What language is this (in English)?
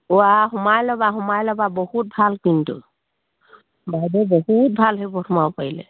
Assamese